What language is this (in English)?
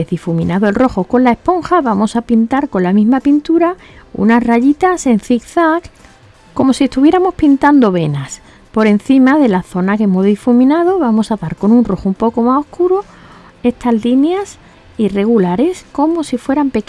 Spanish